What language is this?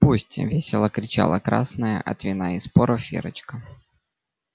Russian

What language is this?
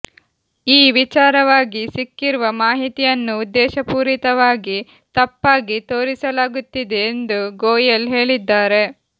Kannada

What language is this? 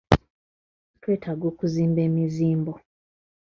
Ganda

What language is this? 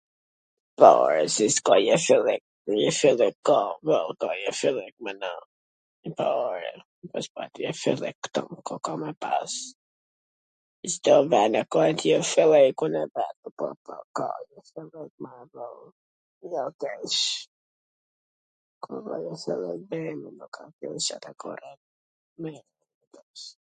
Gheg Albanian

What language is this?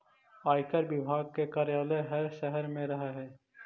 Magahi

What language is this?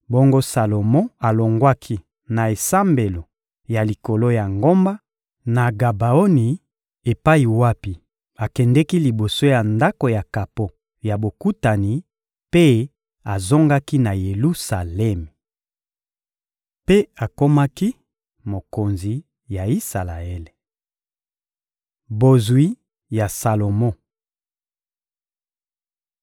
Lingala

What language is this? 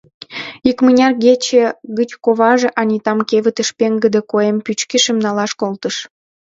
Mari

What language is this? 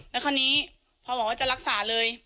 Thai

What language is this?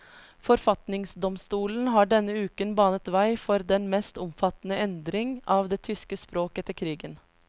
Norwegian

